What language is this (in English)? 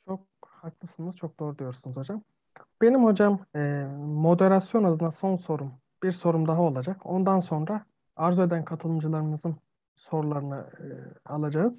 Turkish